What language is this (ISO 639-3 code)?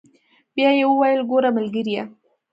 pus